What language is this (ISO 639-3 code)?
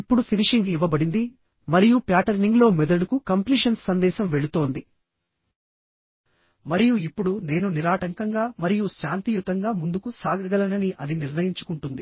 tel